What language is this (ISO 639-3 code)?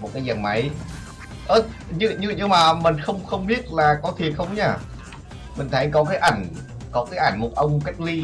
vie